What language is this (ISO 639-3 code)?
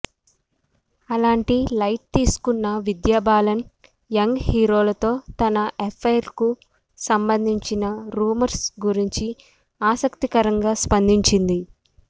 tel